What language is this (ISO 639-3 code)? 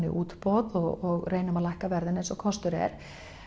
isl